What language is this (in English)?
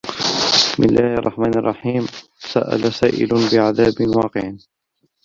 Arabic